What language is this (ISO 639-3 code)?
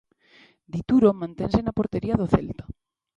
glg